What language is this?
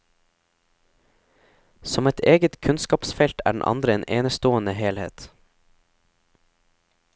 Norwegian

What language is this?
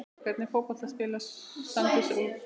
Icelandic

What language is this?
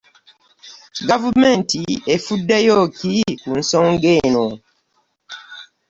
Ganda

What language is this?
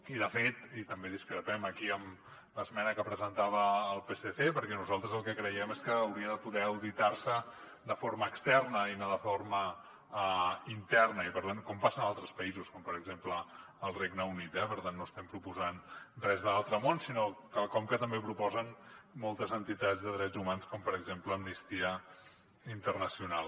Catalan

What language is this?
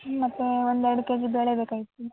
Kannada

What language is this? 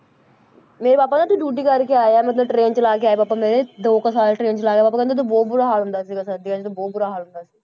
Punjabi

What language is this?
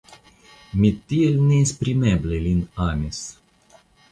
Esperanto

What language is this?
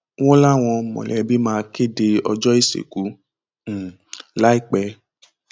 Yoruba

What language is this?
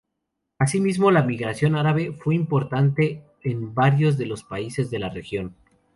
Spanish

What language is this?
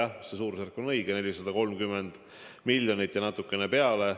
Estonian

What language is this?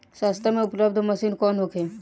Bhojpuri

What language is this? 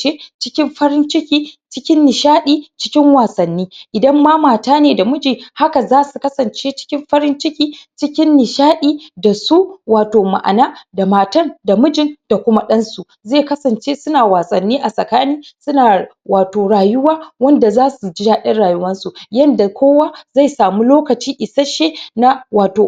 Hausa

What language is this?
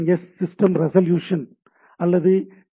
Tamil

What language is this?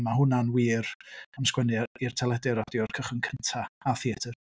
Welsh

